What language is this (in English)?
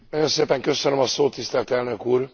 Hungarian